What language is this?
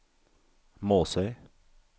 Norwegian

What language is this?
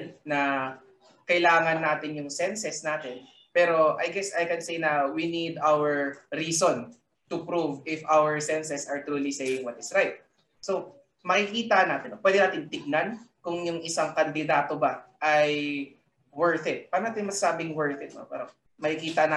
Filipino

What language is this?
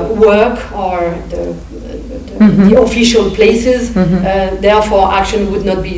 English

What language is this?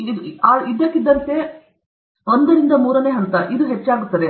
Kannada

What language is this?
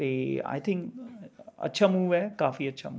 Punjabi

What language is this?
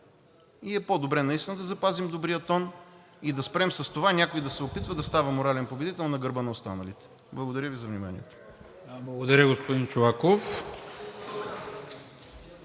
Bulgarian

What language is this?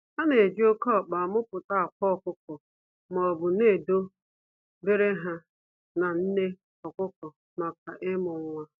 Igbo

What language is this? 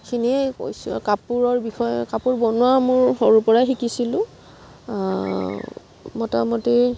Assamese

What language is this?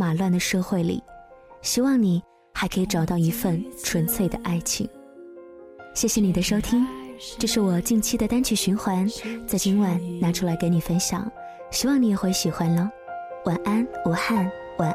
Chinese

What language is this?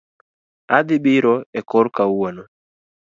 Luo (Kenya and Tanzania)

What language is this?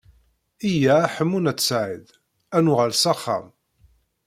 Kabyle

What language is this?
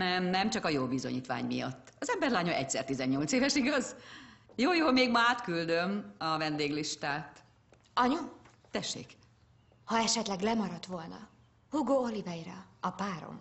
Hungarian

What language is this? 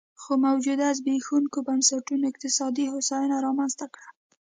Pashto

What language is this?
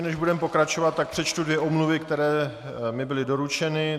Czech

